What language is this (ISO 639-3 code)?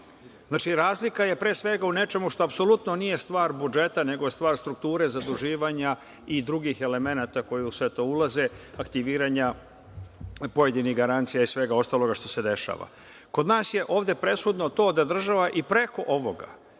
srp